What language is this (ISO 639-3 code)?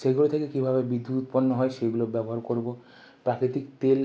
ben